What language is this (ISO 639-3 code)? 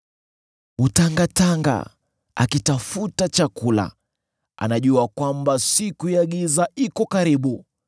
swa